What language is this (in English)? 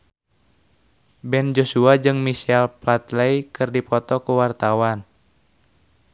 Sundanese